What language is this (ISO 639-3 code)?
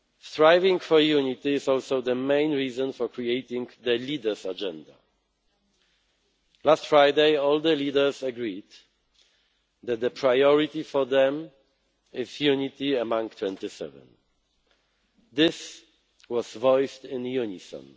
eng